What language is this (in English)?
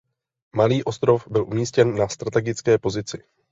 Czech